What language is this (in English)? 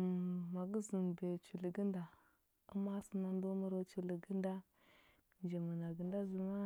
Huba